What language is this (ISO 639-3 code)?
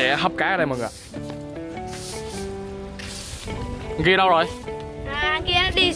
vie